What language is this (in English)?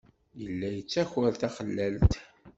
Kabyle